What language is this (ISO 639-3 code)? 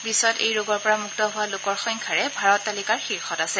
asm